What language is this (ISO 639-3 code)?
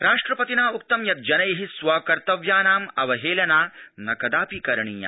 san